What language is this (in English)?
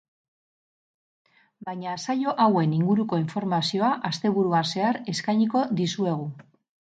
Basque